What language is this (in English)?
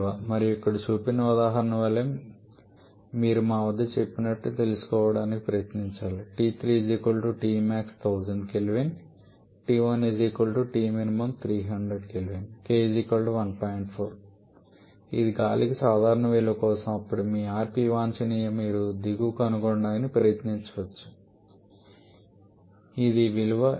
Telugu